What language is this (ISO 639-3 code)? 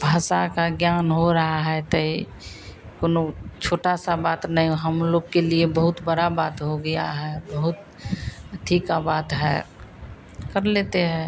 hin